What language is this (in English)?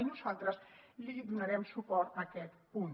Catalan